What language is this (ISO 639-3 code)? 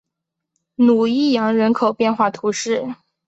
zho